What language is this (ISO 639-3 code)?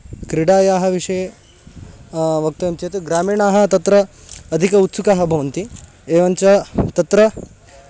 san